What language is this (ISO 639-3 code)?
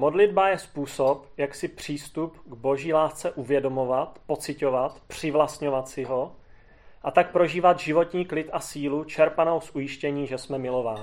ces